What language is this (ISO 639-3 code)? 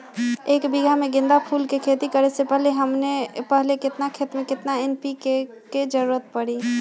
mag